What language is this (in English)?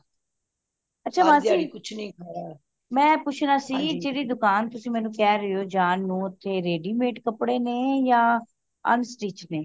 Punjabi